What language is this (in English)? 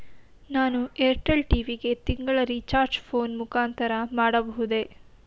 Kannada